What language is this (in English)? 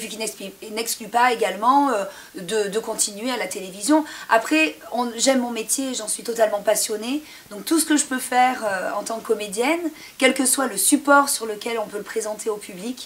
French